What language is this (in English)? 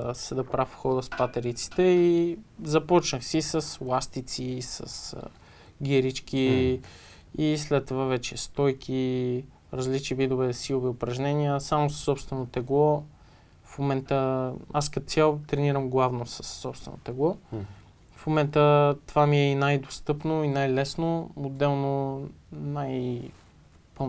Bulgarian